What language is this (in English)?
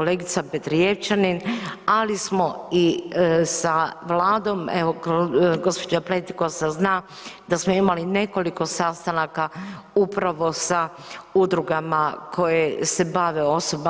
Croatian